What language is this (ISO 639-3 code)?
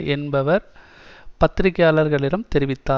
tam